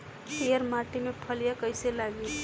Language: Bhojpuri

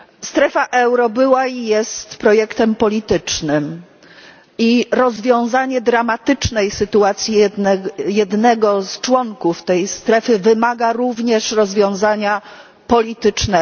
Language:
Polish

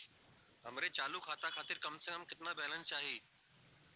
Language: Bhojpuri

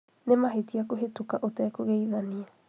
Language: Kikuyu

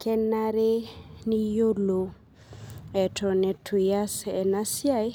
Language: Masai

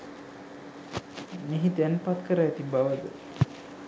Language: Sinhala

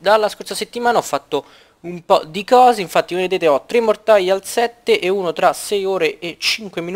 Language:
Italian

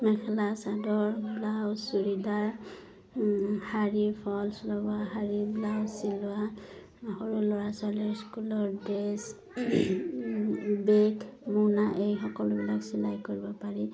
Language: Assamese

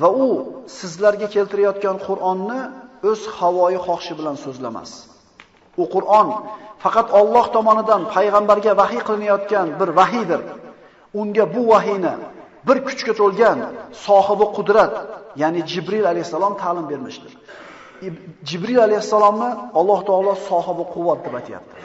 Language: Turkish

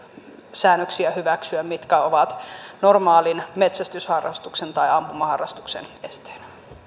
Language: Finnish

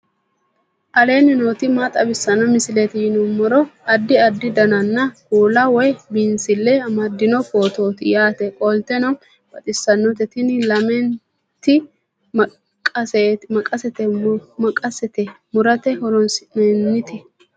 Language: Sidamo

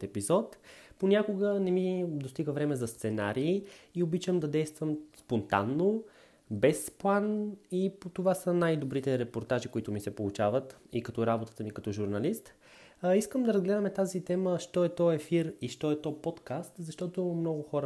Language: Bulgarian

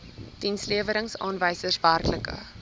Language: Afrikaans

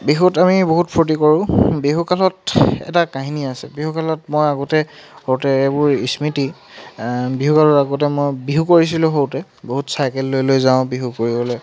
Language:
Assamese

